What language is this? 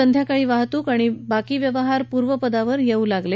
Marathi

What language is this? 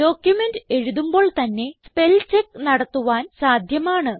Malayalam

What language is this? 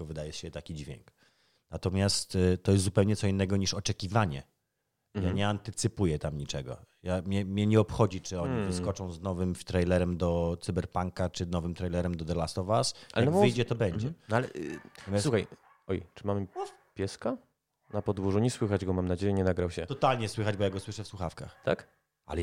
Polish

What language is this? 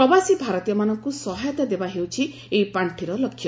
Odia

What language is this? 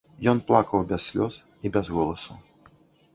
Belarusian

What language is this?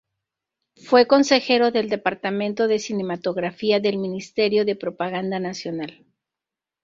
Spanish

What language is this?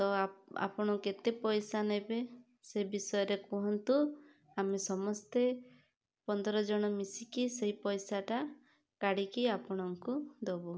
Odia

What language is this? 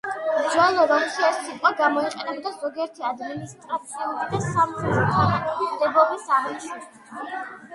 Georgian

